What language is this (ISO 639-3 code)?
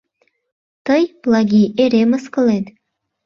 chm